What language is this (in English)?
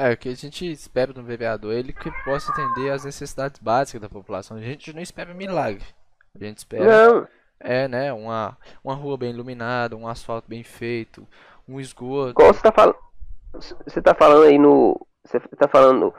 Portuguese